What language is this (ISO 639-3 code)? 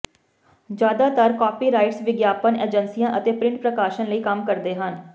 pan